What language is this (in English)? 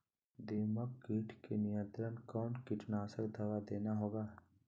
Magahi